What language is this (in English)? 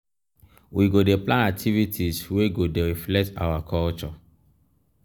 Nigerian Pidgin